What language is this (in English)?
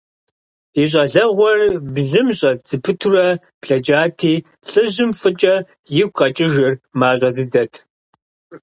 Kabardian